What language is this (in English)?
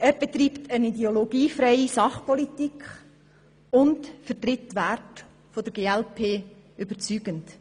Swiss German